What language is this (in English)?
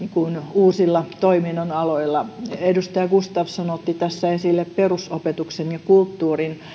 Finnish